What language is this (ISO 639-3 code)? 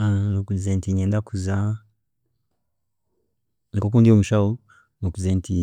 cgg